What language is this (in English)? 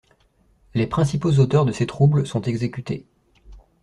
French